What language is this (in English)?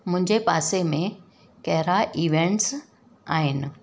Sindhi